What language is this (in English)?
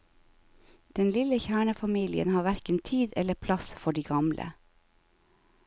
Norwegian